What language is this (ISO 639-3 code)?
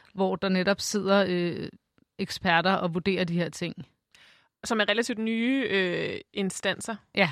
dan